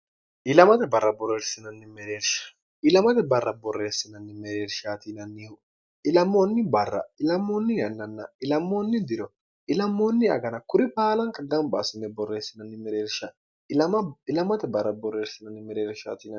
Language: Sidamo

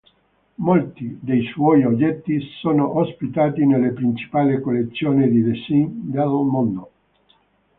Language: Italian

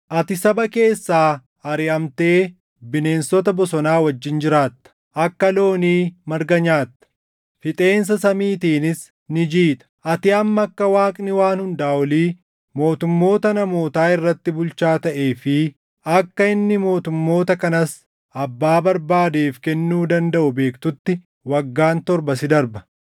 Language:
Oromo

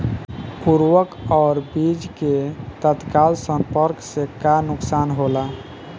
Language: Bhojpuri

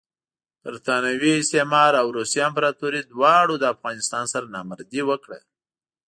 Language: Pashto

